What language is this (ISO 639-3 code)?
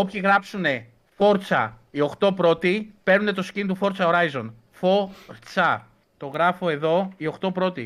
ell